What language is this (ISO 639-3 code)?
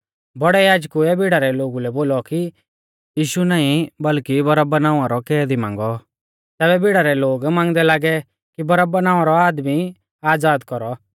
bfz